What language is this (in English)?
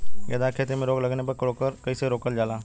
Bhojpuri